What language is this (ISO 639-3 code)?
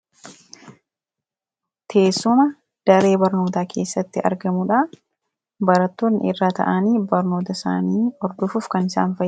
orm